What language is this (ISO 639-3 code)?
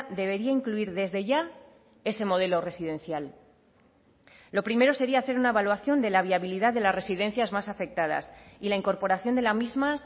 spa